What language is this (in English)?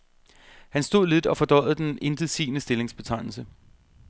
Danish